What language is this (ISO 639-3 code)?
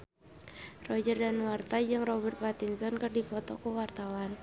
sun